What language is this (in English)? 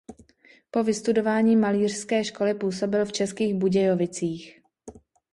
Czech